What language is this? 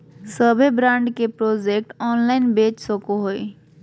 Magahi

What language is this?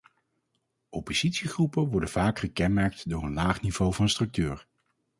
Dutch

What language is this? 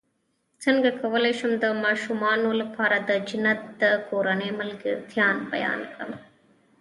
Pashto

